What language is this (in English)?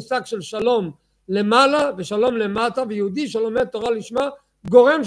Hebrew